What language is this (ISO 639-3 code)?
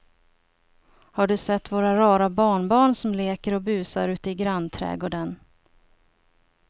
swe